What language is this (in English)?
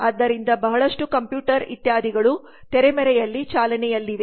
Kannada